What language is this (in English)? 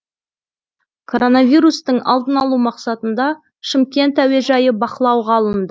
Kazakh